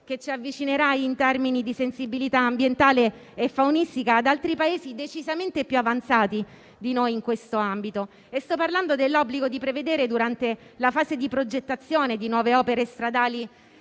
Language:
Italian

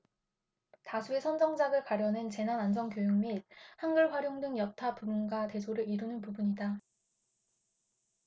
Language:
Korean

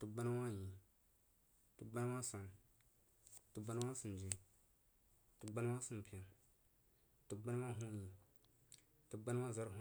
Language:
Jiba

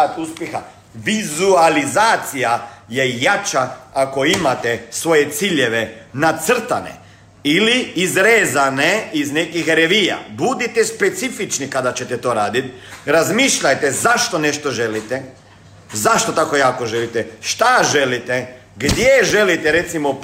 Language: Croatian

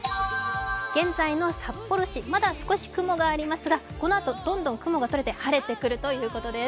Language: Japanese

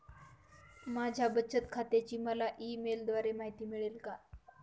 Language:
Marathi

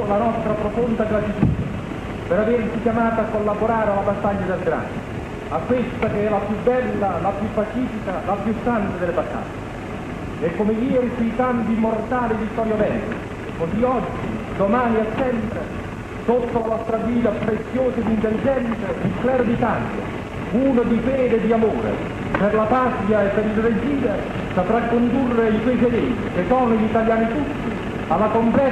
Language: Italian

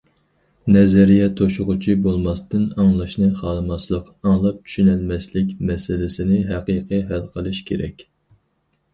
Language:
Uyghur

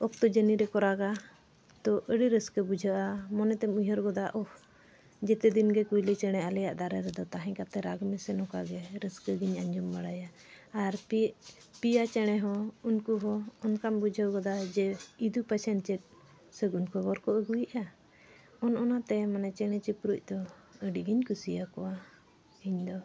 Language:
Santali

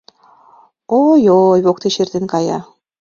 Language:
Mari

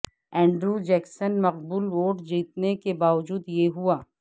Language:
Urdu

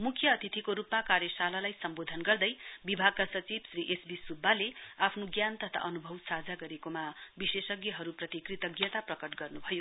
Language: Nepali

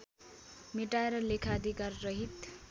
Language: Nepali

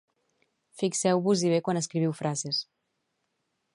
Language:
Catalan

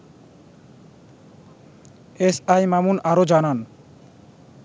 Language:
Bangla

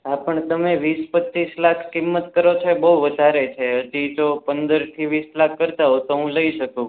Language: Gujarati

